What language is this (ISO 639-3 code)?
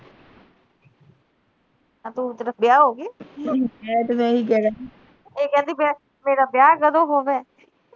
pan